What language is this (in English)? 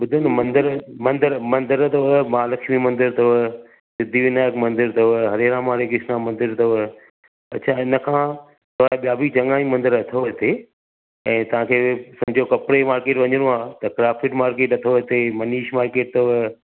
Sindhi